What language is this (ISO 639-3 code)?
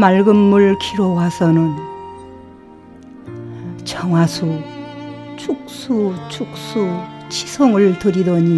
kor